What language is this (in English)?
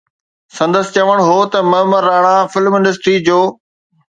Sindhi